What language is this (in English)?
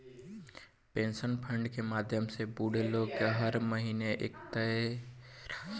Bhojpuri